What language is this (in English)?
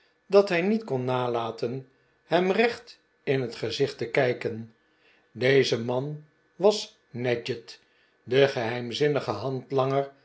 Dutch